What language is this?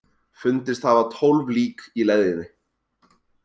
Icelandic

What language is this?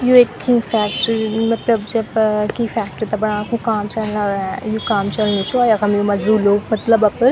Garhwali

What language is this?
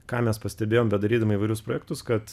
Lithuanian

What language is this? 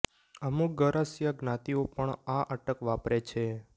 Gujarati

